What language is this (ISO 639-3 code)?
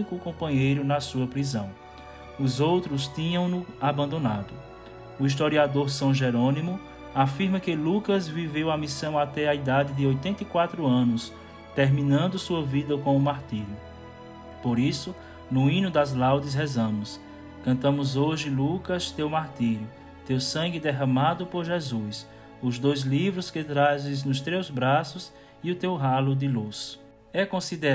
por